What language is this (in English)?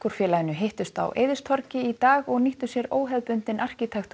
Icelandic